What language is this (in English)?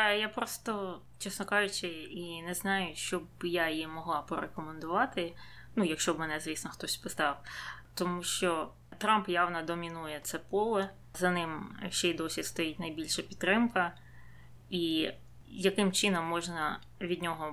Ukrainian